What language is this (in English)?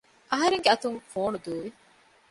Divehi